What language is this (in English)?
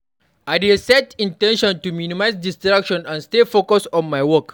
Nigerian Pidgin